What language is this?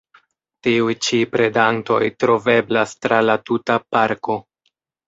Esperanto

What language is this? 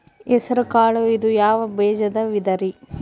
Kannada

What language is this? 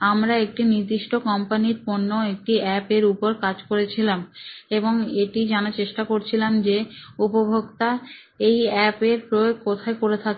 Bangla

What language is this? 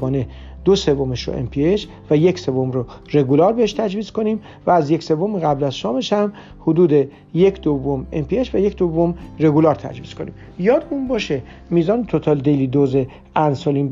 Persian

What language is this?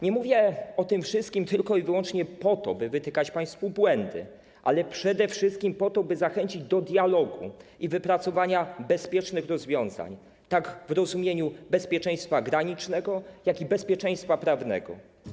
Polish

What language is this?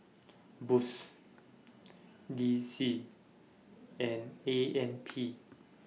English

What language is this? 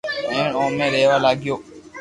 Loarki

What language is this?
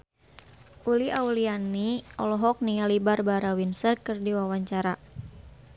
Sundanese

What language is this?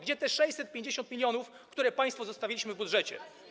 Polish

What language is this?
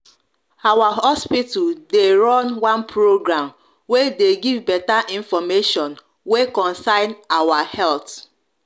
Nigerian Pidgin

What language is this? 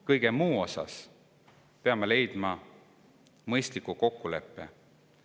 Estonian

